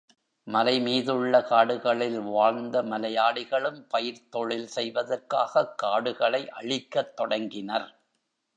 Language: Tamil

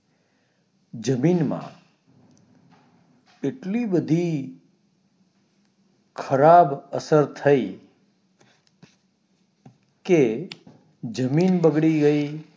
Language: Gujarati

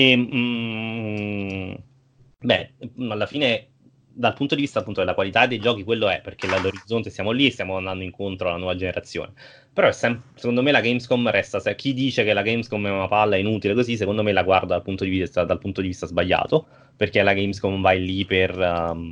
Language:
Italian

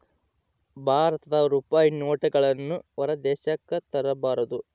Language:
Kannada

